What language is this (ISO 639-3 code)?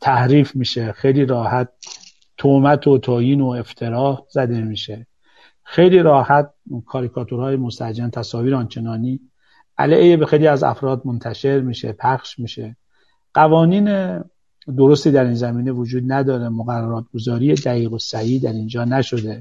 fas